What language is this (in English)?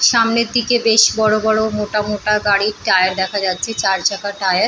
Bangla